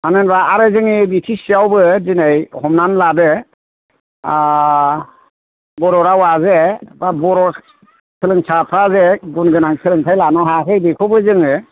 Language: Bodo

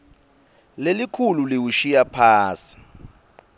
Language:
Swati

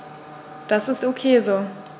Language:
German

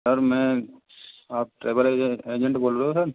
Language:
Hindi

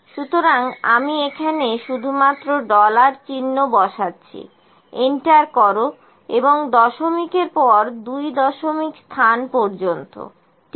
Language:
Bangla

